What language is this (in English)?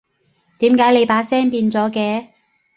Cantonese